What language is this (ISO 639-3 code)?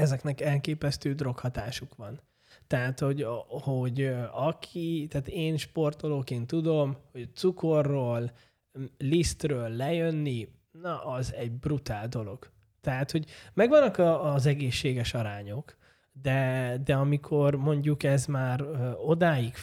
hun